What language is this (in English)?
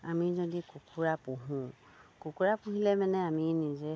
Assamese